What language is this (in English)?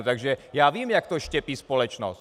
Czech